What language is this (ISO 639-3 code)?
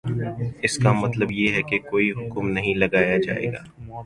urd